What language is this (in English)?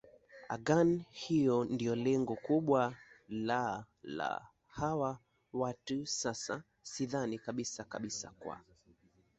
Swahili